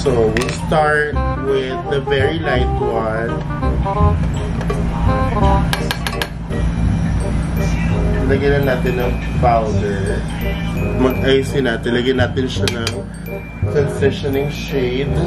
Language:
English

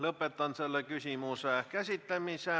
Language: Estonian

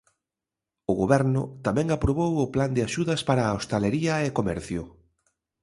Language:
Galician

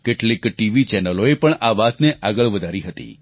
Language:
Gujarati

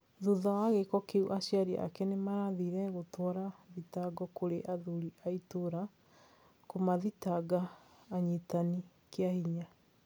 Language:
Kikuyu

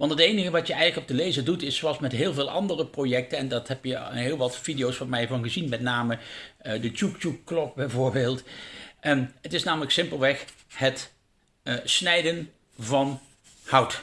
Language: Dutch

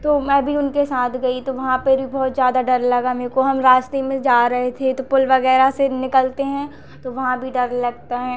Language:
Hindi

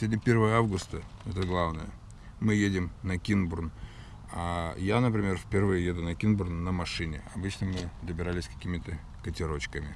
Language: Russian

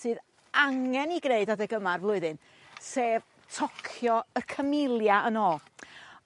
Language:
Welsh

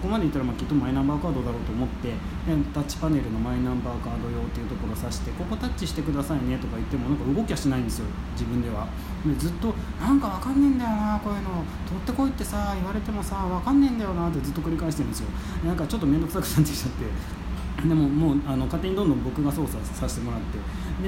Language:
Japanese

